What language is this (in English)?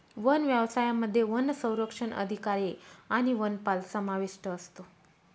Marathi